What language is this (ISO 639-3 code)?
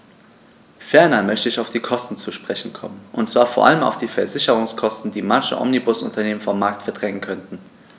deu